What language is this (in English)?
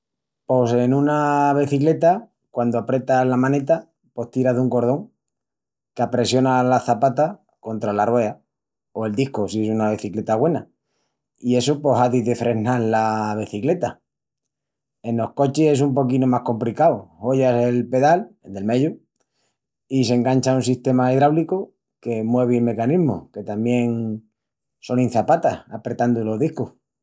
Extremaduran